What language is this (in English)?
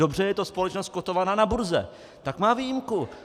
Czech